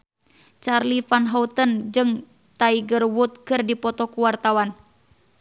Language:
Sundanese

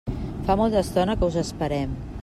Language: Catalan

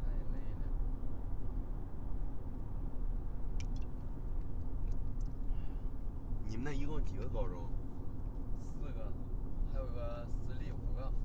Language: Chinese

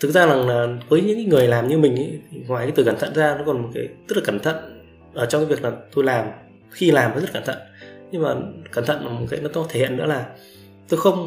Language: Vietnamese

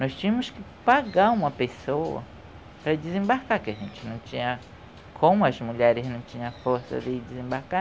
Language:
Portuguese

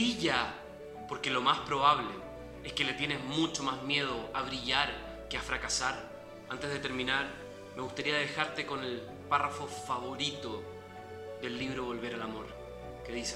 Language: Spanish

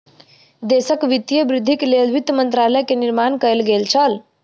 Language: Maithili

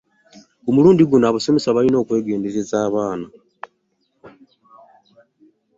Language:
Ganda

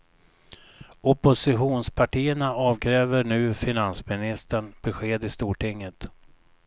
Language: Swedish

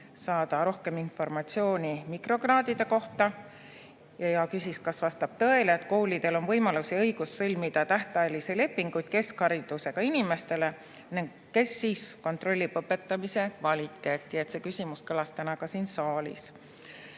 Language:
Estonian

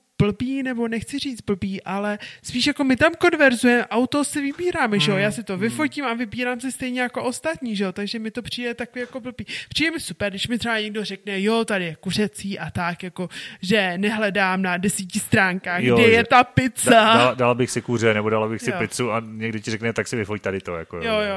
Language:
Czech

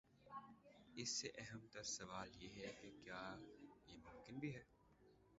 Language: Urdu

